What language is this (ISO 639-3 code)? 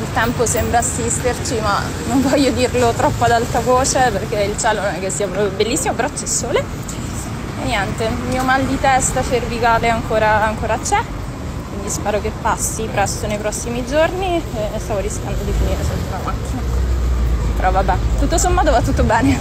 ita